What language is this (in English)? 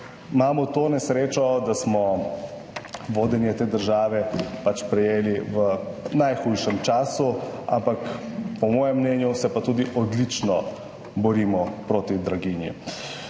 Slovenian